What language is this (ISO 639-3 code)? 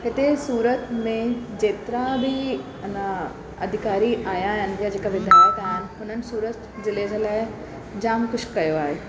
snd